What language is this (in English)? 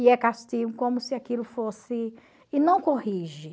Portuguese